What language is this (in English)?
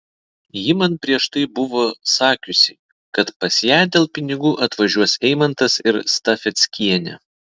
Lithuanian